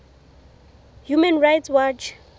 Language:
Southern Sotho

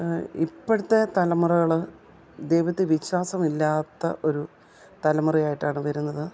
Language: Malayalam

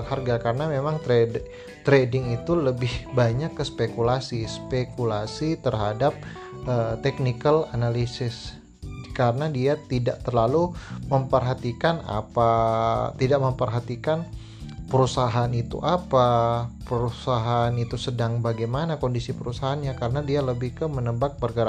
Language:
Indonesian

